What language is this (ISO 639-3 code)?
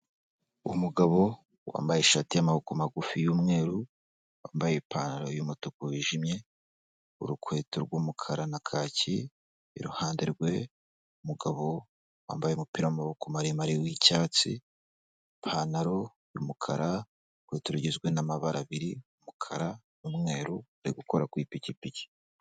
kin